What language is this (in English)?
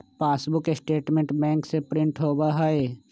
Magahi